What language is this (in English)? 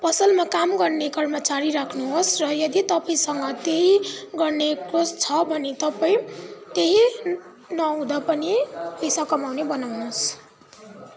Nepali